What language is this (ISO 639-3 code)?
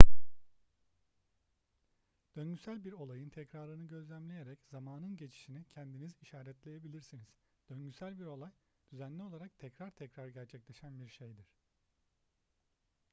tur